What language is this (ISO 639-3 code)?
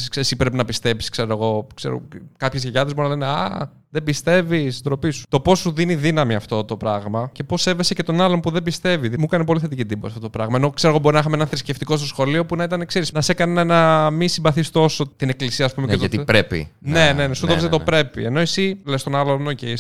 ell